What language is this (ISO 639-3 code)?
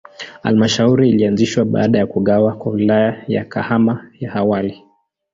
swa